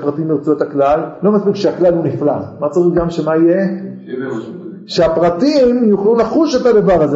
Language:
Hebrew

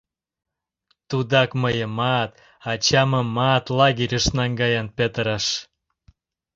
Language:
Mari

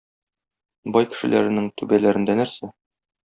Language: Tatar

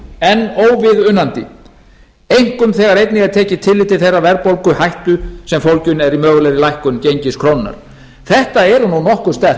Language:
Icelandic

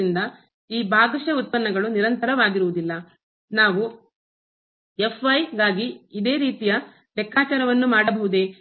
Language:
Kannada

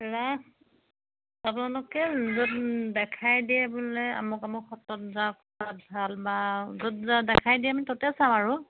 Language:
Assamese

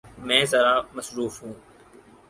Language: Urdu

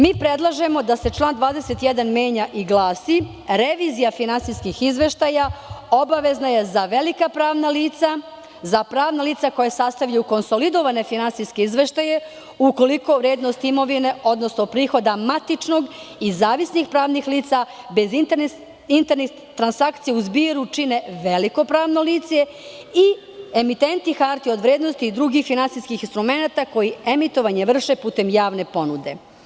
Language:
Serbian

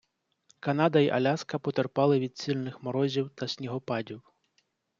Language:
Ukrainian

